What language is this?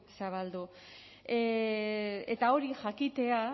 Basque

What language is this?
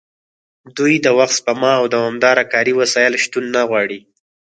Pashto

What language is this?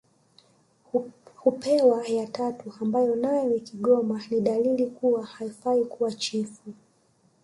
Swahili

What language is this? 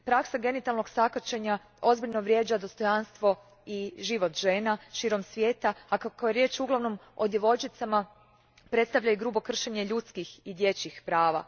Croatian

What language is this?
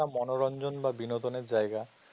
Bangla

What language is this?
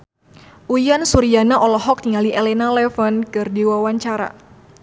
Sundanese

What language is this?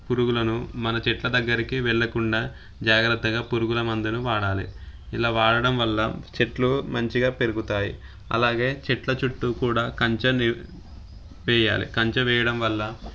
Telugu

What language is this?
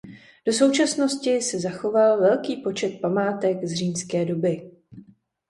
Czech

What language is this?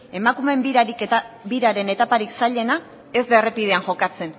Basque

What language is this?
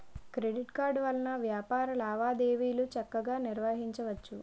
Telugu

